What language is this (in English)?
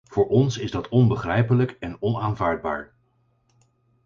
Dutch